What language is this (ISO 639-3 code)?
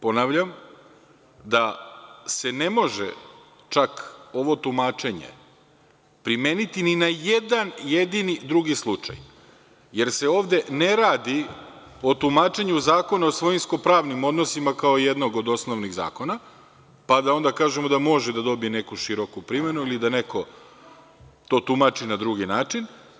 srp